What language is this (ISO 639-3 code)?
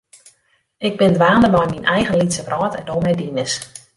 fry